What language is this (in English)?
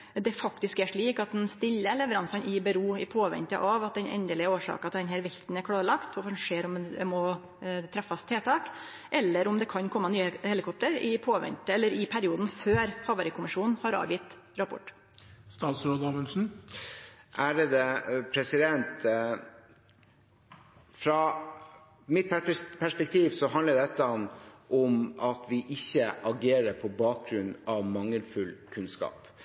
Norwegian